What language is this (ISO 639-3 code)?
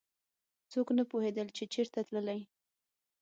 pus